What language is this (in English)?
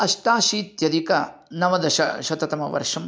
Sanskrit